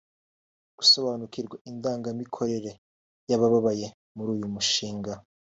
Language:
Kinyarwanda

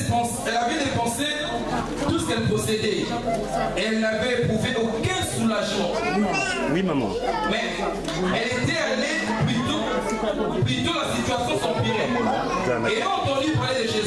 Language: French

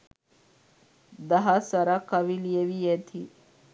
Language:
Sinhala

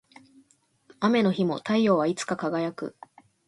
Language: Japanese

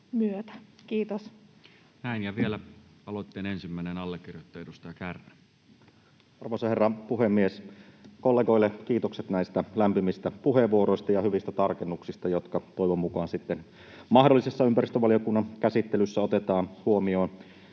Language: Finnish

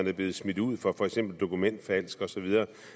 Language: Danish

